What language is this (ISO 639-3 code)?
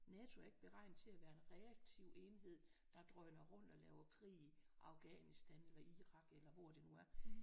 dan